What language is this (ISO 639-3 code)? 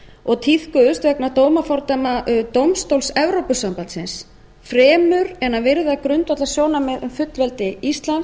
isl